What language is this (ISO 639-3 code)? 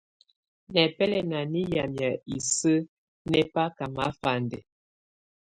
tvu